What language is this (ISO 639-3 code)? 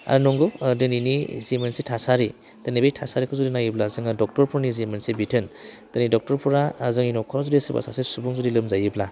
brx